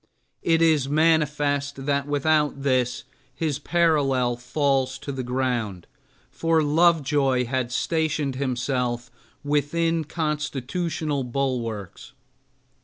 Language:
English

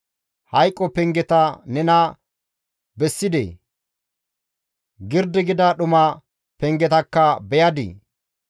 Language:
Gamo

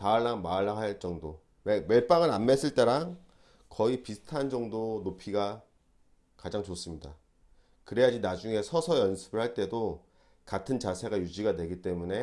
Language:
Korean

